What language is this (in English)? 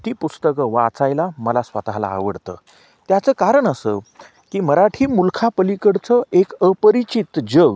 Marathi